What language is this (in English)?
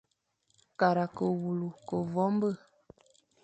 Fang